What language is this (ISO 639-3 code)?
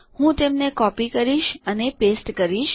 guj